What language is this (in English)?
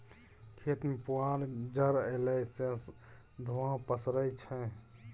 Maithili